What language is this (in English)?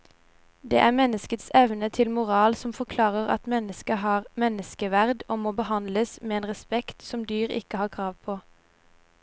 Norwegian